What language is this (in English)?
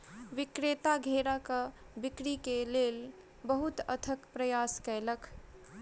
Maithili